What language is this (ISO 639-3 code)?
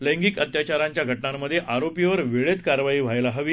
mar